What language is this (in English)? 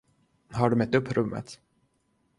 Swedish